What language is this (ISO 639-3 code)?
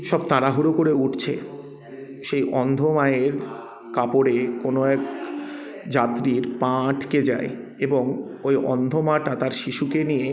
ben